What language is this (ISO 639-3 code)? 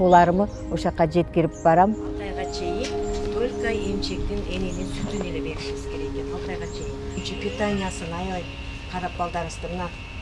tur